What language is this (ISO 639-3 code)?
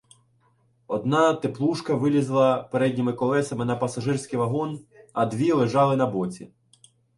ukr